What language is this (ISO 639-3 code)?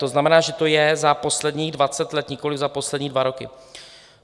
ces